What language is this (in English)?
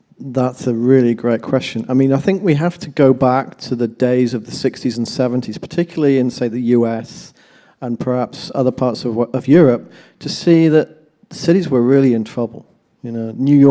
English